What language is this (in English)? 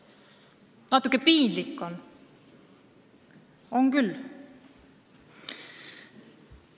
Estonian